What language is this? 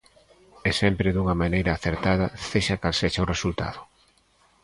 Galician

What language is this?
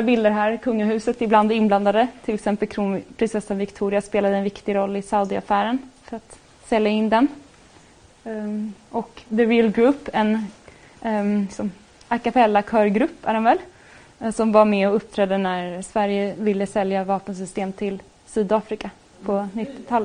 Swedish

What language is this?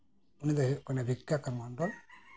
Santali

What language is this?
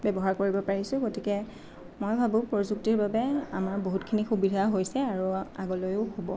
Assamese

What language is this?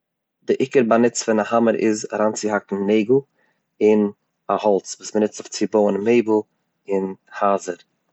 Yiddish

